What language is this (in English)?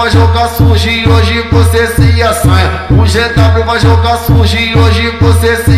Romanian